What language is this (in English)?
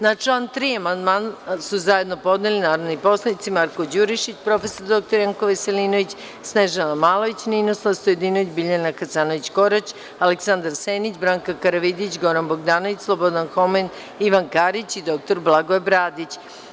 Serbian